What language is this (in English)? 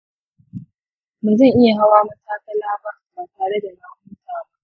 Hausa